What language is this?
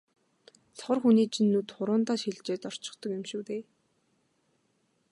Mongolian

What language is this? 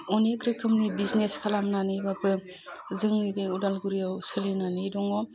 Bodo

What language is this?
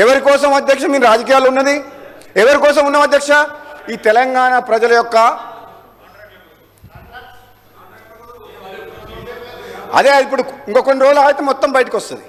Telugu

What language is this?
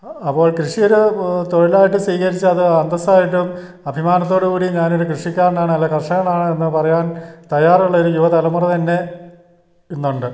Malayalam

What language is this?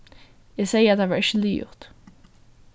Faroese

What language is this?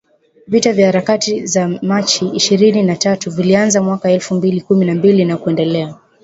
Swahili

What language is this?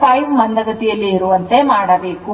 Kannada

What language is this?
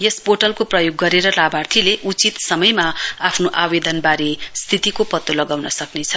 Nepali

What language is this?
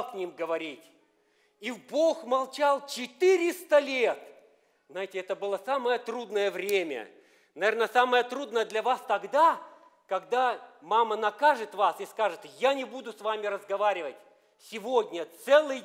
Russian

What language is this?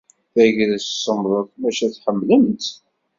Kabyle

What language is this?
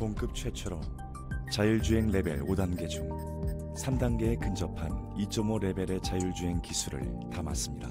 Korean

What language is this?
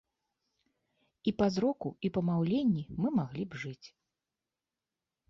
Belarusian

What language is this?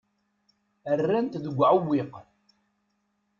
Kabyle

